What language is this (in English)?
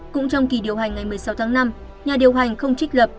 Vietnamese